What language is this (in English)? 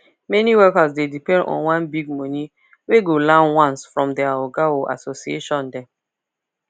Nigerian Pidgin